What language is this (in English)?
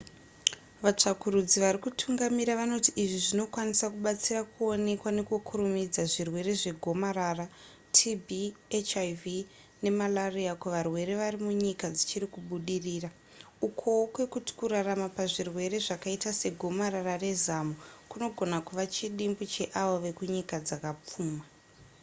Shona